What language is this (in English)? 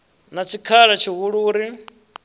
Venda